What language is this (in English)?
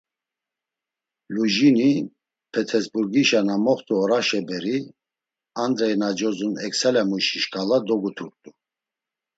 Laz